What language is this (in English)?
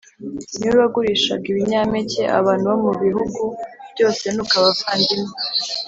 Kinyarwanda